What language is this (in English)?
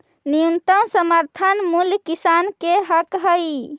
Magahi